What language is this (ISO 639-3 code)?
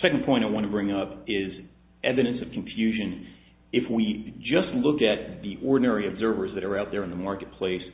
eng